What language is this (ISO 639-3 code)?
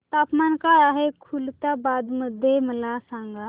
mar